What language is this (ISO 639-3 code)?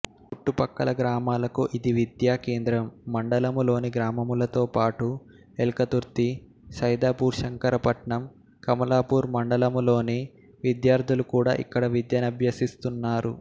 tel